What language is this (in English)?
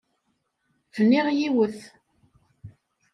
Kabyle